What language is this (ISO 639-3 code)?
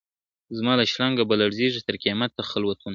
pus